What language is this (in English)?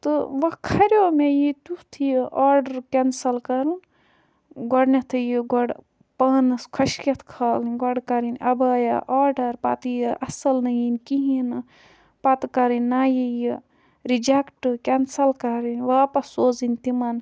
Kashmiri